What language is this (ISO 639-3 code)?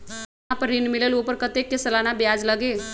mag